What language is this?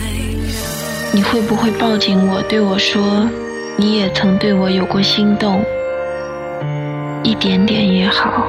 Chinese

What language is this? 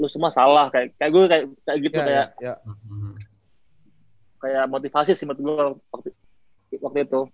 Indonesian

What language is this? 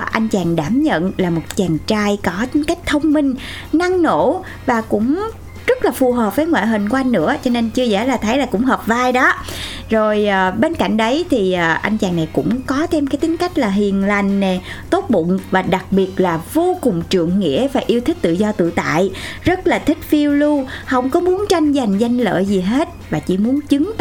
Vietnamese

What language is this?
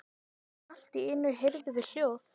Icelandic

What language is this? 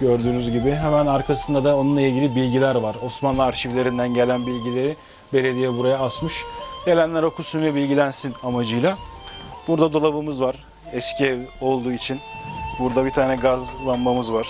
Turkish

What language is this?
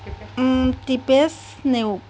Assamese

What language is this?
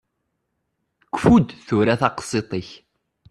Kabyle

